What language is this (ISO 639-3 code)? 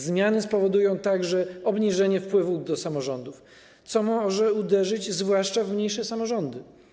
pol